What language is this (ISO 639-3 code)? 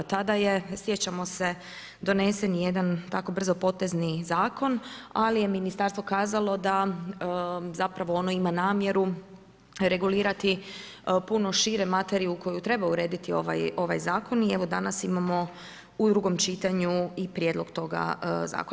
hrv